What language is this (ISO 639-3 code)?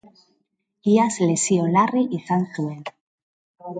eus